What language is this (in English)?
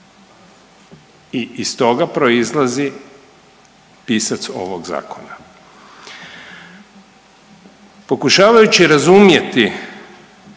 Croatian